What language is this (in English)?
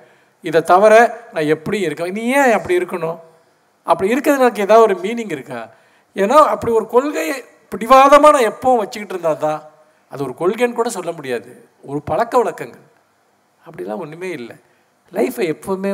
Tamil